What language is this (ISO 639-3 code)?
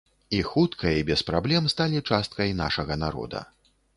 bel